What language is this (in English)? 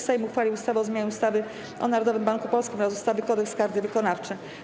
Polish